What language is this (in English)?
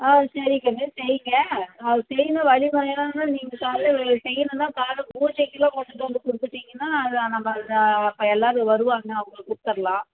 Tamil